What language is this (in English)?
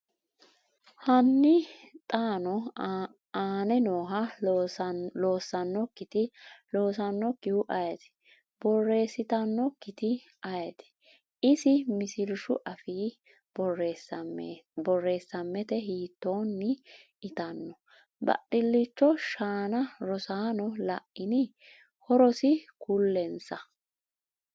Sidamo